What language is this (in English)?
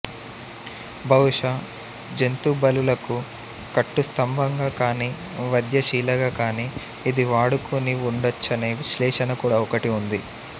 Telugu